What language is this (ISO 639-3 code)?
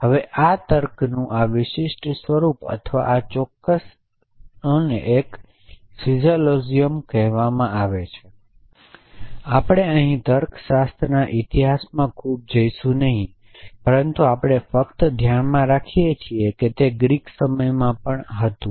guj